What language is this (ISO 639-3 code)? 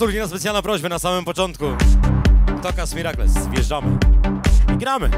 pol